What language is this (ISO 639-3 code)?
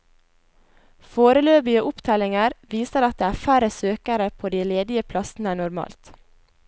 nor